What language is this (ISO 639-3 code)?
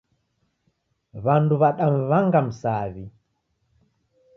dav